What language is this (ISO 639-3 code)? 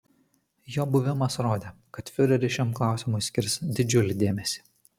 lit